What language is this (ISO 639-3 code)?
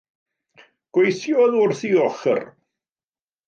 cym